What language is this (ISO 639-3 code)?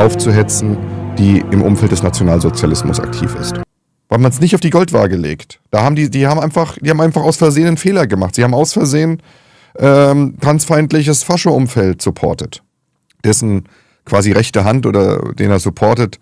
deu